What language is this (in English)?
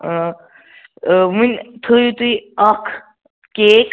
Kashmiri